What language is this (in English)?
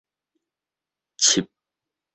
Min Nan Chinese